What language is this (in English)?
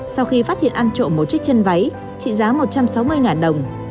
Vietnamese